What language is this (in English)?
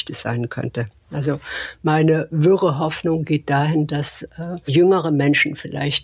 German